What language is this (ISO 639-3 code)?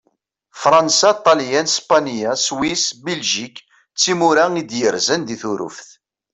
kab